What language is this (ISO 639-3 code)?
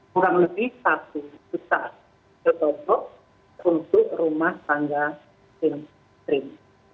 ind